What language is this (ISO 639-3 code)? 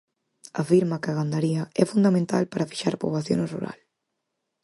glg